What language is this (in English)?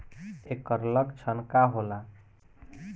Bhojpuri